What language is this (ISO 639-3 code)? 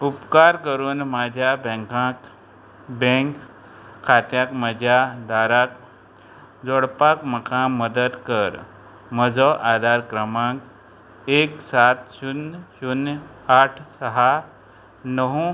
kok